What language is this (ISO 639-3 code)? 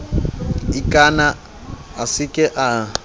sot